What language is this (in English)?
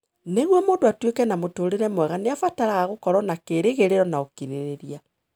Kikuyu